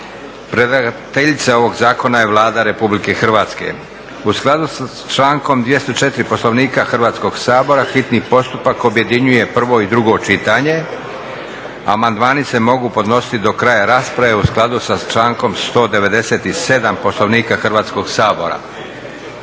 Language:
Croatian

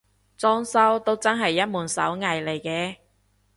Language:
Cantonese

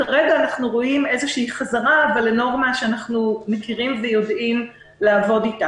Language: Hebrew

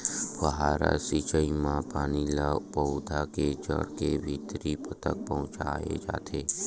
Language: Chhattisgarhi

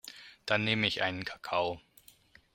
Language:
German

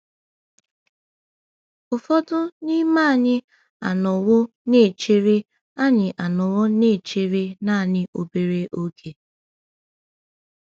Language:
Igbo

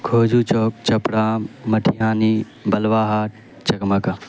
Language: Urdu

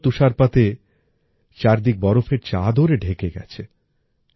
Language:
Bangla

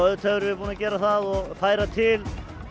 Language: Icelandic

